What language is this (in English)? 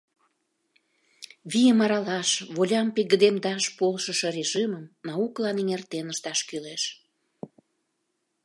Mari